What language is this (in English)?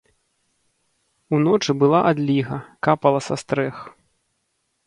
Belarusian